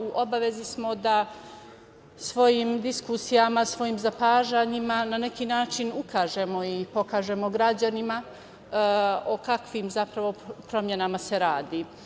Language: Serbian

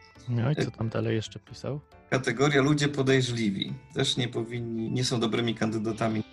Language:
Polish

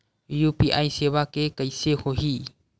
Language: Chhattisgarhi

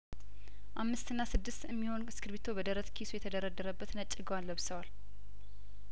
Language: Amharic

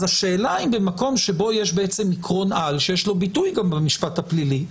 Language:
Hebrew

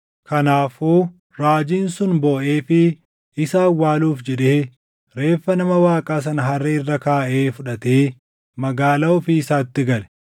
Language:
Oromo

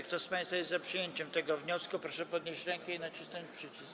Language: Polish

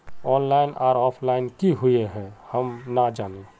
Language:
Magahi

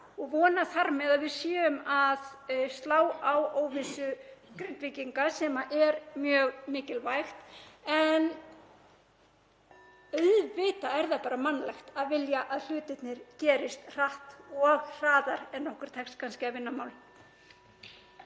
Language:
Icelandic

